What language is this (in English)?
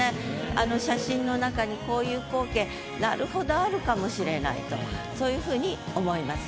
Japanese